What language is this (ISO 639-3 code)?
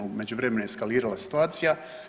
hrv